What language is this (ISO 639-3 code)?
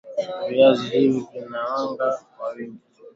swa